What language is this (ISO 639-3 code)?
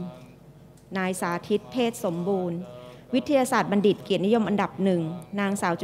tha